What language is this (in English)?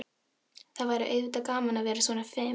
Icelandic